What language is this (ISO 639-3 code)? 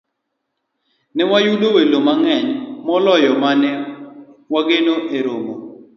luo